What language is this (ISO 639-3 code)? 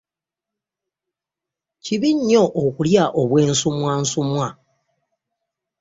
lug